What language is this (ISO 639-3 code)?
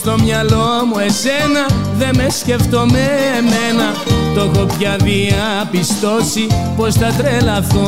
ell